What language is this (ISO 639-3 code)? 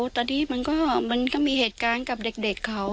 tha